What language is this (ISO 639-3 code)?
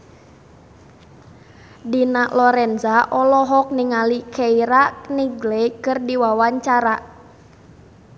sun